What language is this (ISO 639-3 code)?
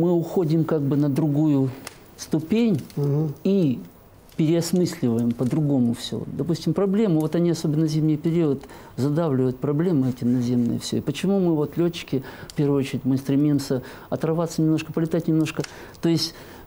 rus